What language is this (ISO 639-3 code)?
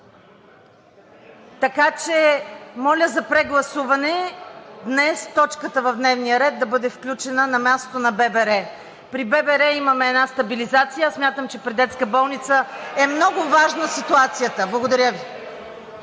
bul